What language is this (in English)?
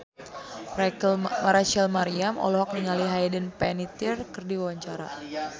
Sundanese